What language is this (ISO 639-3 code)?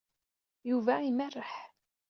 kab